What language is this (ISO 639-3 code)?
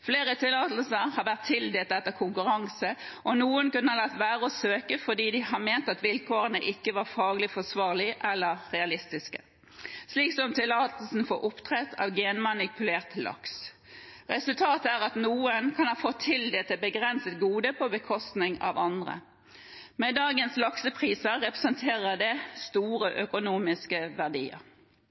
nob